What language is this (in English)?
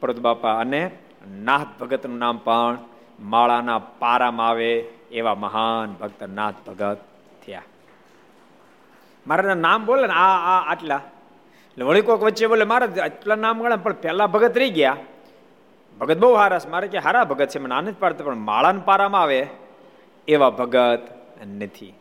Gujarati